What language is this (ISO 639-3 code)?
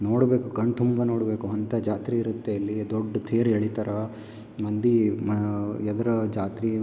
kan